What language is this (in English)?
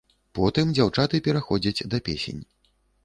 Belarusian